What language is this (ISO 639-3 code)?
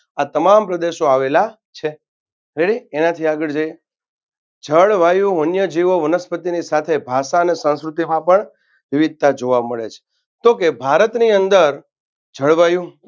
guj